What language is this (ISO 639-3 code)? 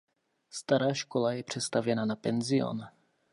ces